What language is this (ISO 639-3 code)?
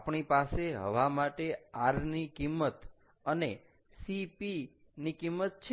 guj